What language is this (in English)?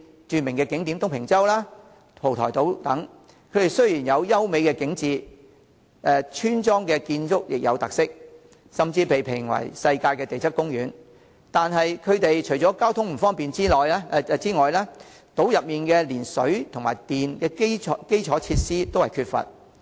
Cantonese